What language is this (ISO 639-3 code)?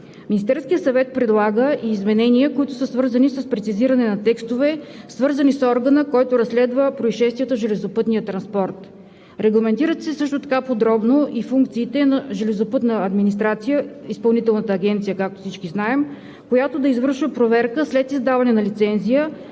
bul